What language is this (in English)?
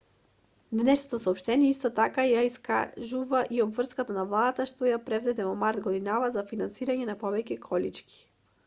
Macedonian